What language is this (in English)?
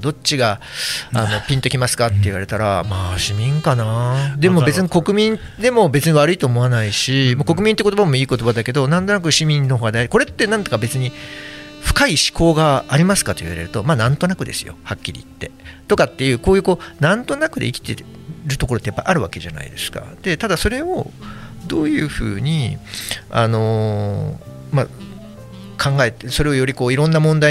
Japanese